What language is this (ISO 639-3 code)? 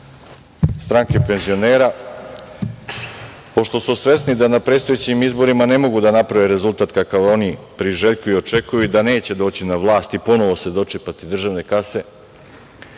srp